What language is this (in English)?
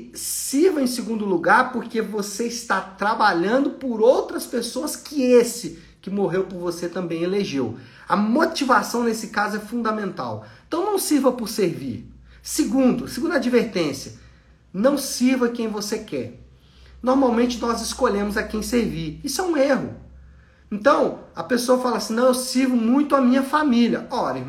Portuguese